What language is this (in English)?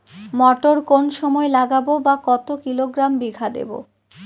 Bangla